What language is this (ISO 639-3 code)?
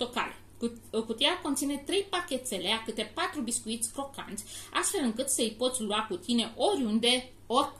ron